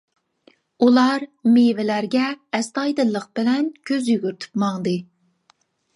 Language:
Uyghur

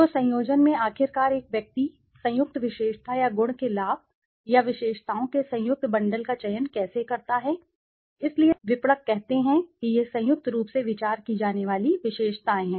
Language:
Hindi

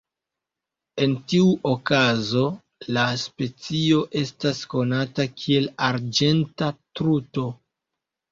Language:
Esperanto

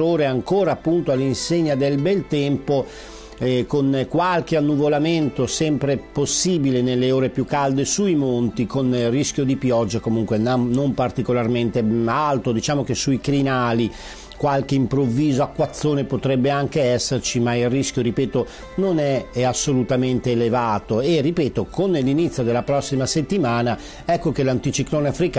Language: Italian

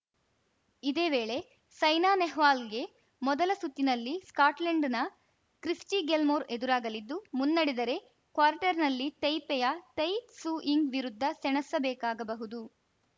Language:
Kannada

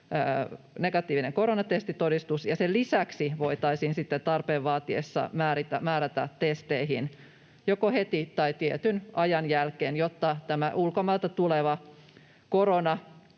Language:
Finnish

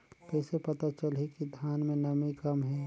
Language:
Chhattisgarhi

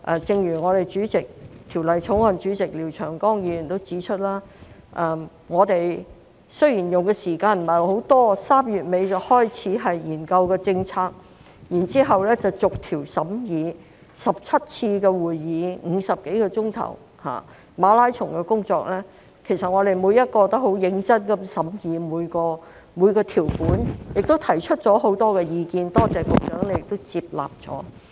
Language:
Cantonese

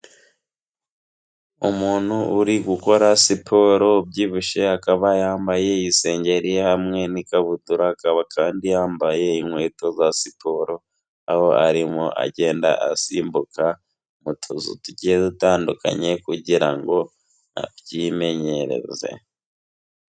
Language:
Kinyarwanda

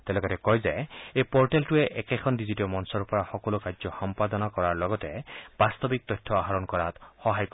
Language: Assamese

